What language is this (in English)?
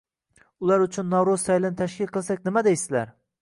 Uzbek